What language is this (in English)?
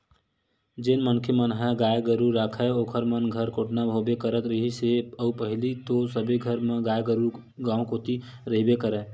Chhattisgarhi